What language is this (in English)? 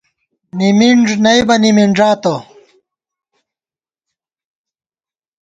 Gawar-Bati